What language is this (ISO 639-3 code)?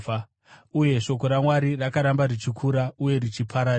sna